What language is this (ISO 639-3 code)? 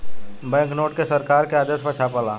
bho